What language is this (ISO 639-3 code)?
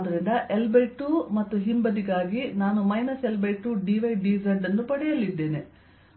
kan